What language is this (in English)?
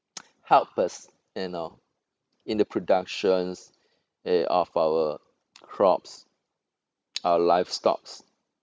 English